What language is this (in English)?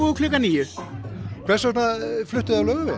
Icelandic